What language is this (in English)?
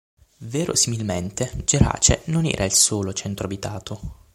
Italian